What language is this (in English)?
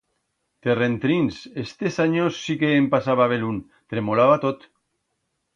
Aragonese